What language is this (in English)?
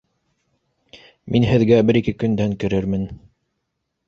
Bashkir